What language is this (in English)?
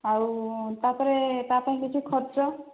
Odia